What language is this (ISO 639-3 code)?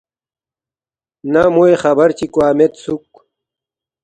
bft